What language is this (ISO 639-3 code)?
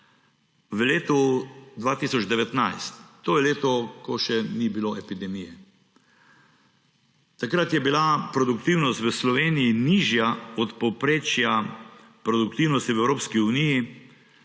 slv